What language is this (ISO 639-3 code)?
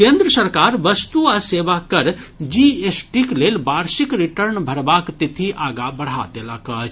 mai